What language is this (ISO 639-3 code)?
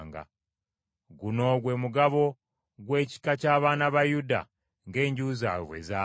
lug